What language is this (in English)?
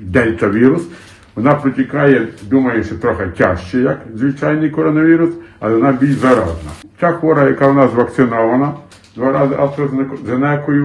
Ukrainian